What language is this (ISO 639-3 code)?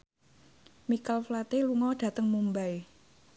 jav